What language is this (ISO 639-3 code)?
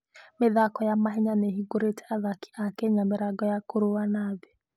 kik